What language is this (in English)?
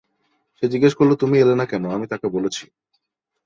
Bangla